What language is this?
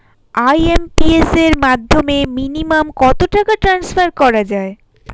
Bangla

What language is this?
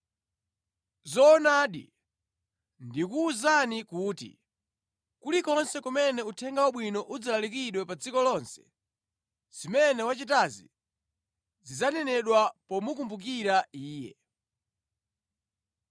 Nyanja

